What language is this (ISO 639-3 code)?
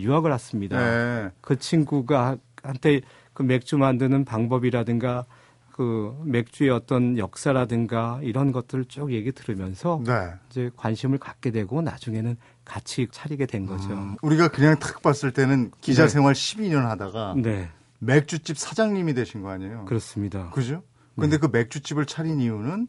kor